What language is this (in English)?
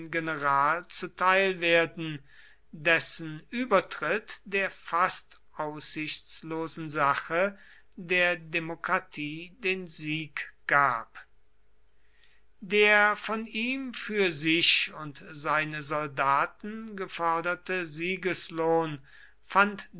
German